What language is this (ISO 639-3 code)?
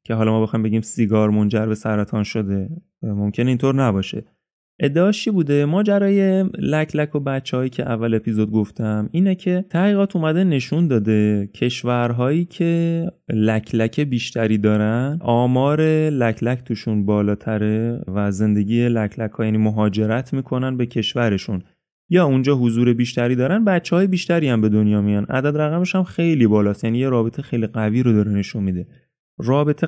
fas